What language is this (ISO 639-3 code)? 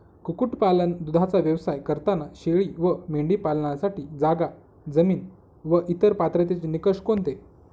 mar